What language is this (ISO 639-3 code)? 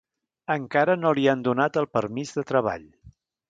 cat